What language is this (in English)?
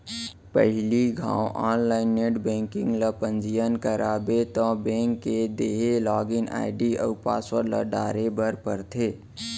Chhattisgarhi